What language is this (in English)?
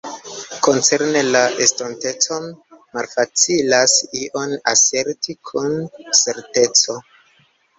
Esperanto